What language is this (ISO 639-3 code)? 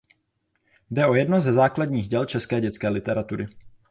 ces